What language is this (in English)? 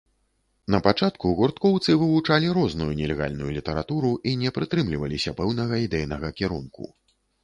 Belarusian